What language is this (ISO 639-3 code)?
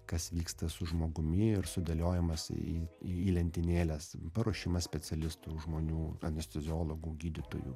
lit